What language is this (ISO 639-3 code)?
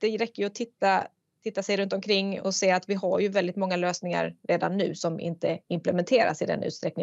swe